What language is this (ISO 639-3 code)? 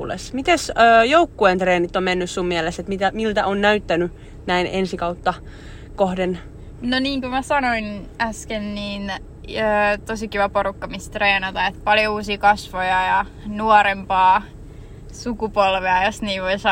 fin